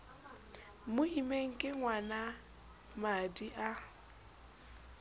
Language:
Southern Sotho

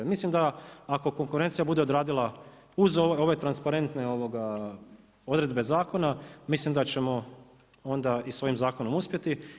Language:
Croatian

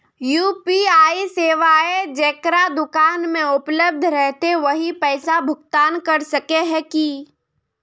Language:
Magahi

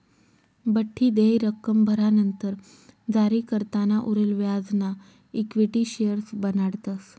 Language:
Marathi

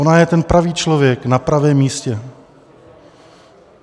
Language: Czech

